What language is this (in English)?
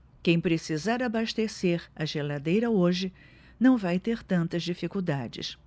Portuguese